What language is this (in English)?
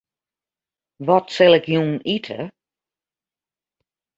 Western Frisian